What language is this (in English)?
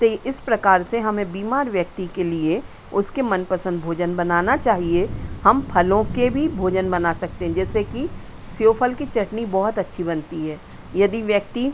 Hindi